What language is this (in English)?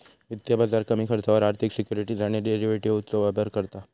Marathi